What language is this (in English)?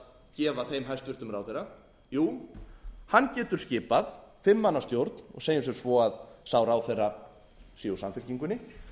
Icelandic